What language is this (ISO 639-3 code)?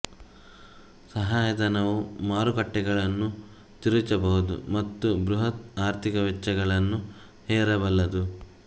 kan